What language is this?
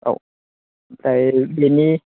Bodo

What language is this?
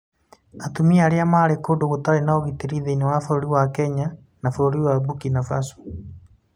Kikuyu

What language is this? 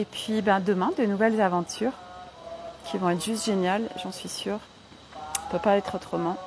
French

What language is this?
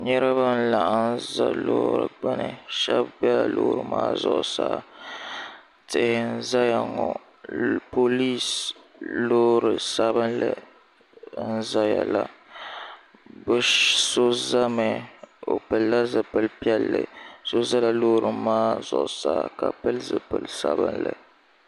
Dagbani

